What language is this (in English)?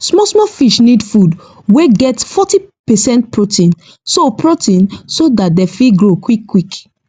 Nigerian Pidgin